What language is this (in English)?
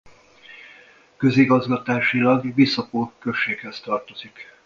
Hungarian